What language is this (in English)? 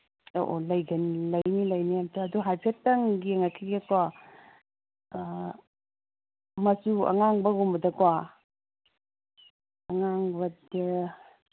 Manipuri